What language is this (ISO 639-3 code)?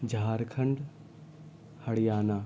urd